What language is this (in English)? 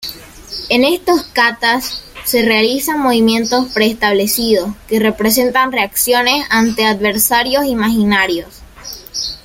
Spanish